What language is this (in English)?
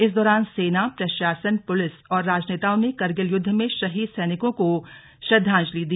Hindi